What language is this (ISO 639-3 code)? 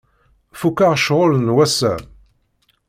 kab